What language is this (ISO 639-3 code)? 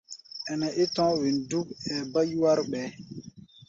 gba